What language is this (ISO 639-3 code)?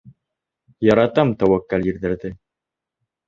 bak